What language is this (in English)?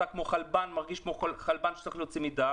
Hebrew